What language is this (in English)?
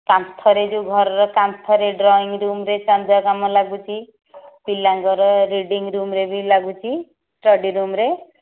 Odia